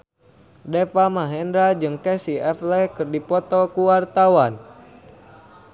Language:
Sundanese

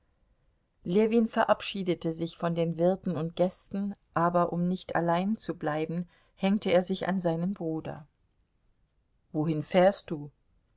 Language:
German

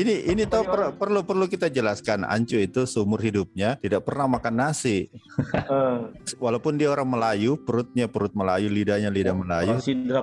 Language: Indonesian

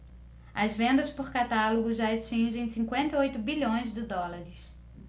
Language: Portuguese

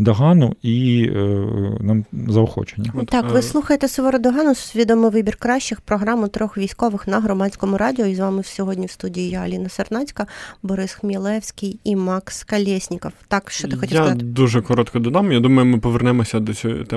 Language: Ukrainian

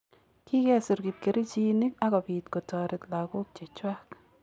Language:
Kalenjin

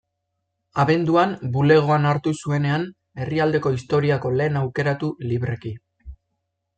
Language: Basque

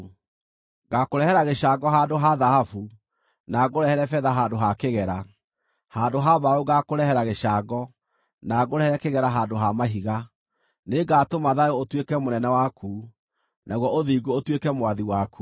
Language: Kikuyu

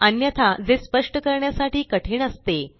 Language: Marathi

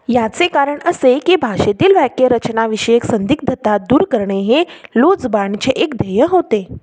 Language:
Marathi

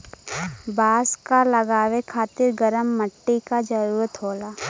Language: Bhojpuri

